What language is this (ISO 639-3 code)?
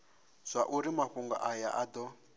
ven